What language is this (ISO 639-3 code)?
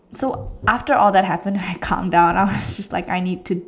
eng